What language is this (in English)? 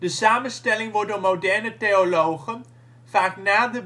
Dutch